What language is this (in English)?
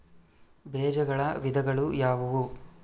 Kannada